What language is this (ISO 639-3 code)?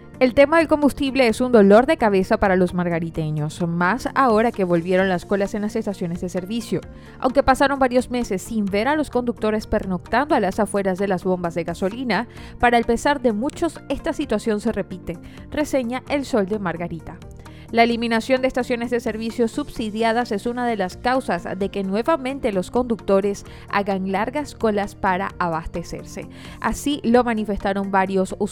spa